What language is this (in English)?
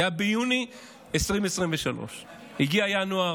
Hebrew